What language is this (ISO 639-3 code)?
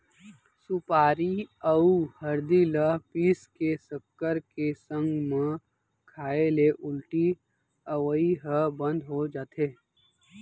hne